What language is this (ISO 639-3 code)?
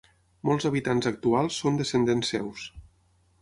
cat